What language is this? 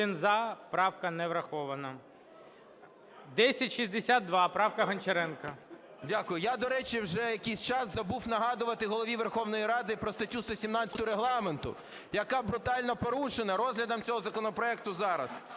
Ukrainian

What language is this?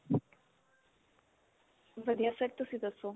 Punjabi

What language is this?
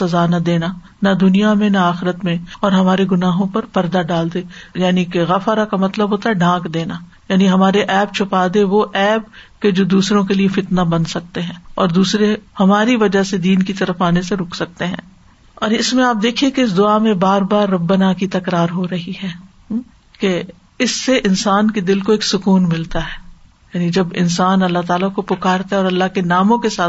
Urdu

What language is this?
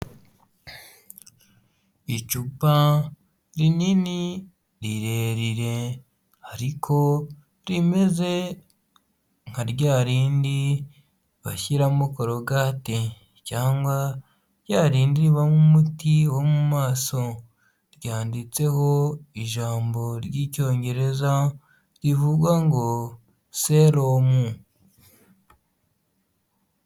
Kinyarwanda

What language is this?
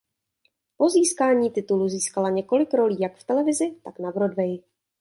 Czech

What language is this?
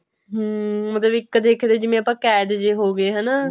Punjabi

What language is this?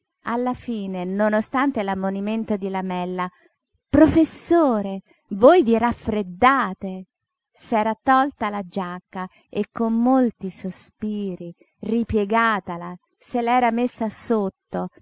Italian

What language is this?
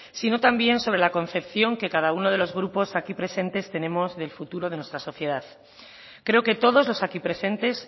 Spanish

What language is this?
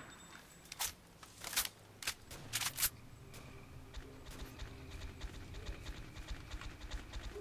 Russian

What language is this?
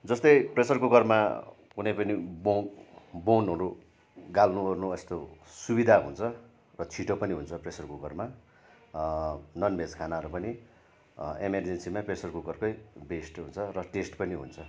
Nepali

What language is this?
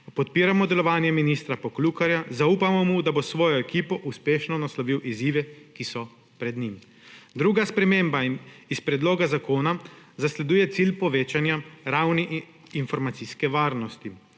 Slovenian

